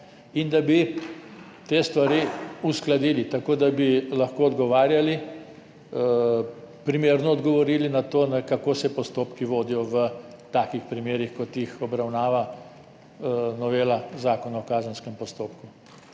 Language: Slovenian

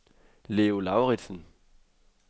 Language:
Danish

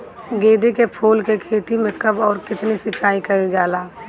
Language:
Bhojpuri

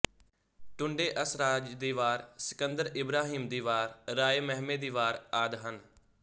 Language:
Punjabi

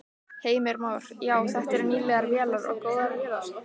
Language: Icelandic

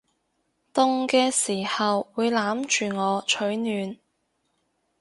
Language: Cantonese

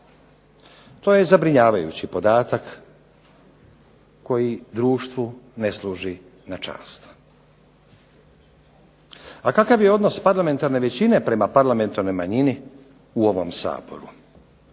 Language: Croatian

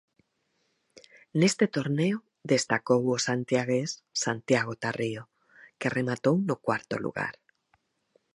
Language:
Galician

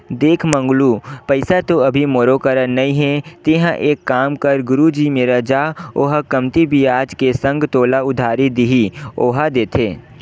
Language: Chhattisgarhi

